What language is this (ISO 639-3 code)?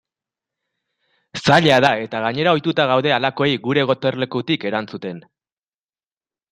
eus